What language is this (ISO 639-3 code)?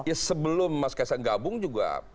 ind